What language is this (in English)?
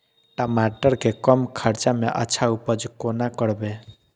Maithili